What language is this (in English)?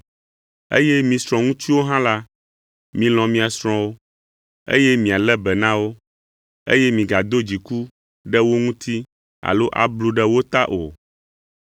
Ewe